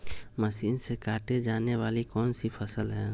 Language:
Magahi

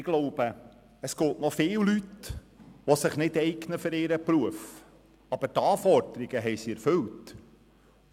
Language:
Swiss German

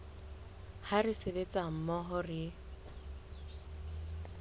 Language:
Southern Sotho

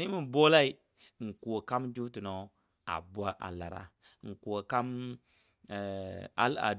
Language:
Dadiya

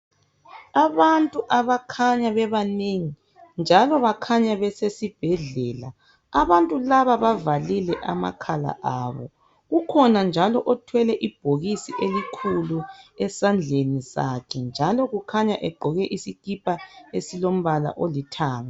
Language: North Ndebele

